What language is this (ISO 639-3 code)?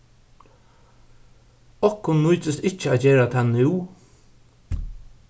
fao